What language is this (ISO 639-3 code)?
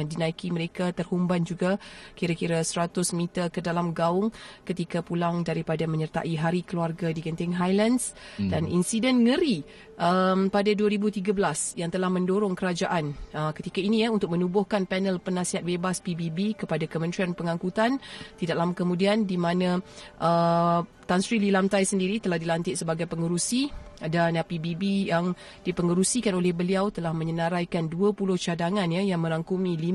msa